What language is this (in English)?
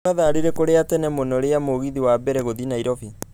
Kikuyu